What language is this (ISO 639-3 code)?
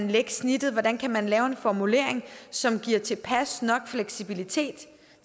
dan